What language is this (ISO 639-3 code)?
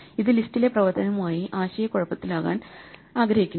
mal